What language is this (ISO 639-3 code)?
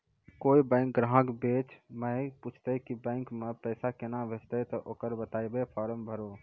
mai